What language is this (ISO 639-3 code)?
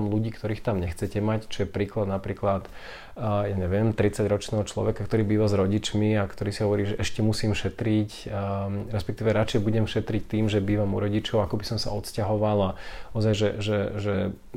slk